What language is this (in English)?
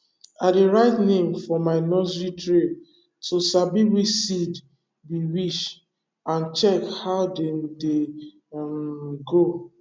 Nigerian Pidgin